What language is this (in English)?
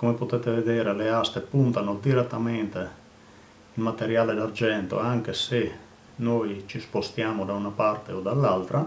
Italian